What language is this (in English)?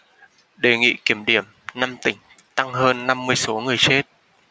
Vietnamese